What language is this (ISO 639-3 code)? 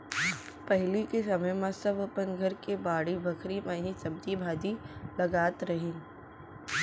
hne